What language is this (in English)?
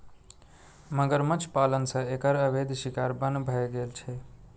Maithili